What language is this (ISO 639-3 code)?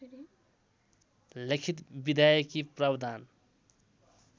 nep